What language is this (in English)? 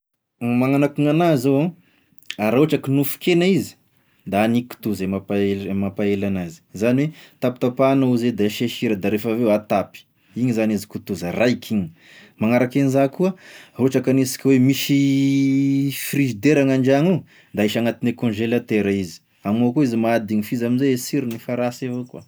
Tesaka Malagasy